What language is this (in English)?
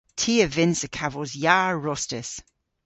Cornish